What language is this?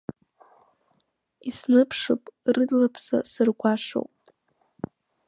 Abkhazian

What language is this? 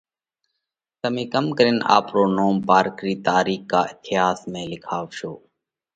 Parkari Koli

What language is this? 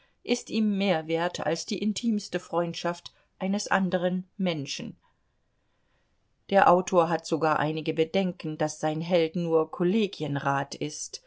German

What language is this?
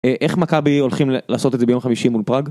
Hebrew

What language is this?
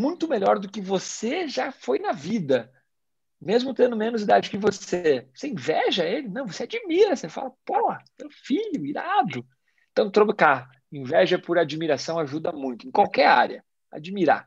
Portuguese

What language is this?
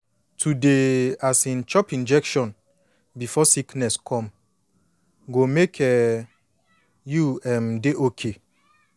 Nigerian Pidgin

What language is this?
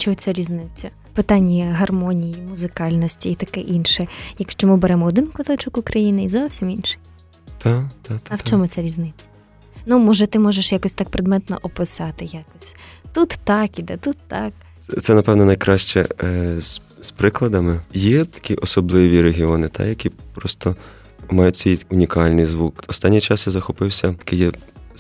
Ukrainian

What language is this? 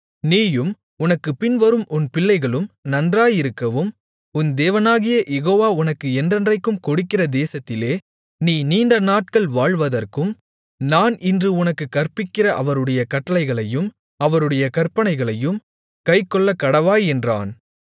Tamil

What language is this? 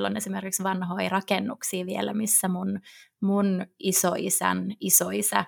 Finnish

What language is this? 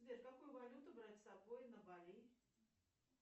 Russian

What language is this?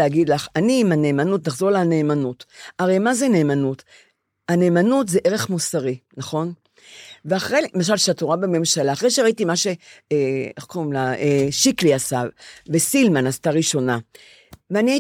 Hebrew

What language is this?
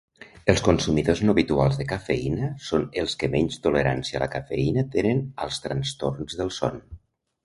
Catalan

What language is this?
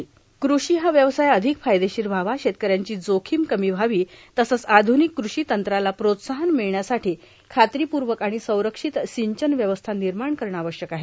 Marathi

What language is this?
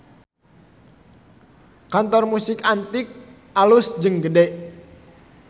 Sundanese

